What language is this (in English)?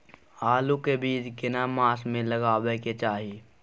Maithili